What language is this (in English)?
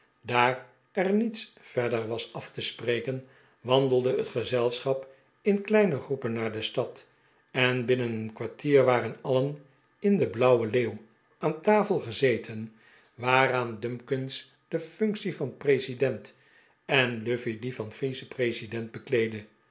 Dutch